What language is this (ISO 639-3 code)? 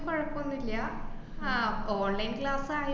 mal